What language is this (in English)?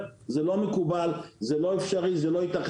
Hebrew